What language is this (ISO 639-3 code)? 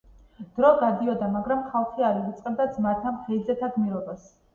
kat